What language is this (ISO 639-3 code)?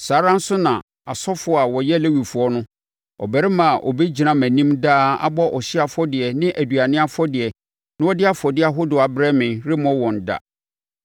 aka